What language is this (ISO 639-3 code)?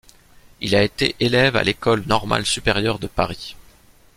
fra